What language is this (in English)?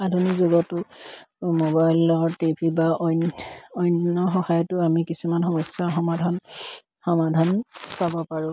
Assamese